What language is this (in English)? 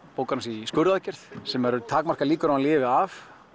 Icelandic